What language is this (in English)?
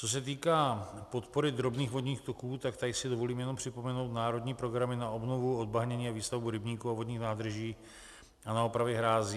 Czech